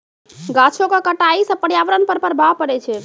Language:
Maithili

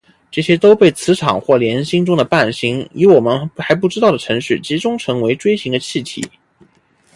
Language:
Chinese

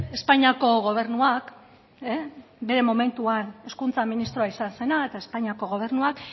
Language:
Basque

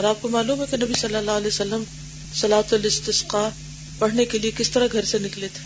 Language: Urdu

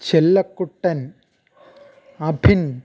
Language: Malayalam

